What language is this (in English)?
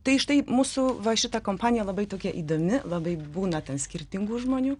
Lithuanian